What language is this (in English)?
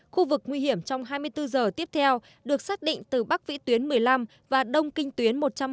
Vietnamese